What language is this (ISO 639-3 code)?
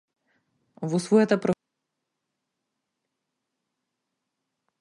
mkd